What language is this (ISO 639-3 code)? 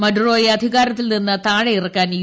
mal